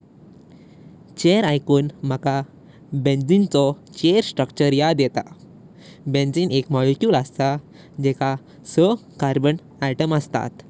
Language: Konkani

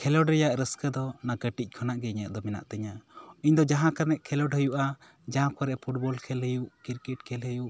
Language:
Santali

